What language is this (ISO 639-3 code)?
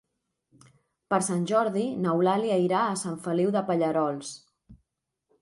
cat